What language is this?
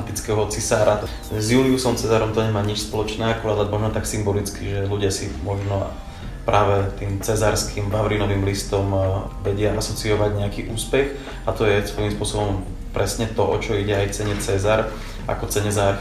Slovak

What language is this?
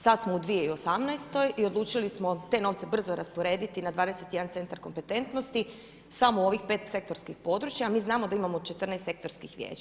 Croatian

